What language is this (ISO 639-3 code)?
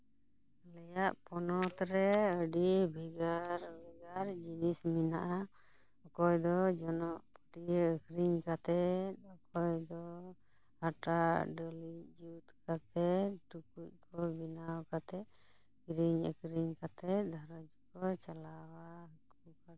sat